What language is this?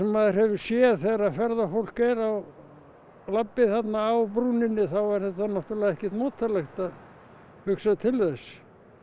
Icelandic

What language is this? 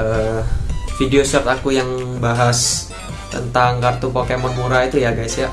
Indonesian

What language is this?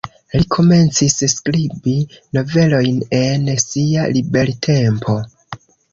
Esperanto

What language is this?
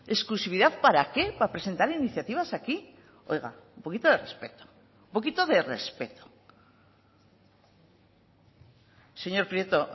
Spanish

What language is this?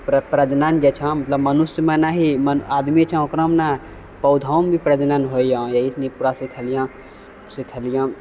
Maithili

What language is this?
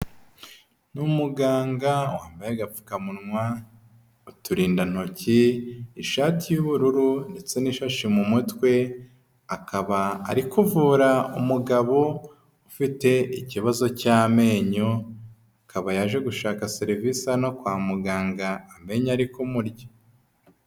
Kinyarwanda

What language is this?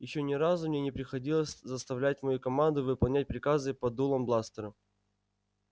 Russian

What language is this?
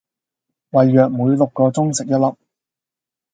Cantonese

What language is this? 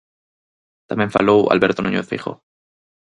Galician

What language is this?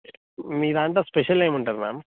Telugu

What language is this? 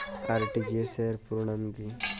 Bangla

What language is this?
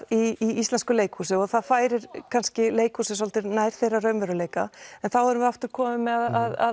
Icelandic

